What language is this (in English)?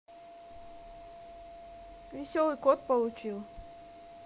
Russian